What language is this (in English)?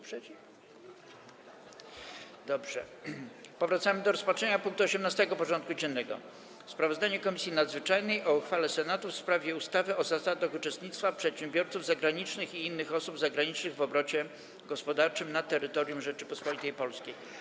Polish